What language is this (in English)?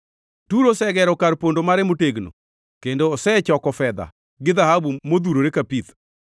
Luo (Kenya and Tanzania)